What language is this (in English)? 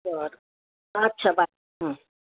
Marathi